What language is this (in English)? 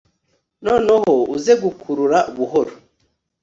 Kinyarwanda